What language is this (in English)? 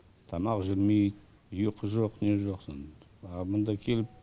Kazakh